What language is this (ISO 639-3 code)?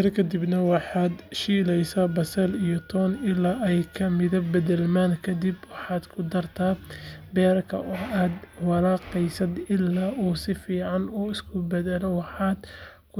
som